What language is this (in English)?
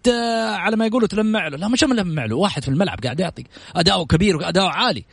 Arabic